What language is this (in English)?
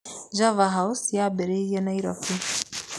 Kikuyu